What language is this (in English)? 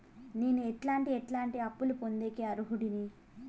Telugu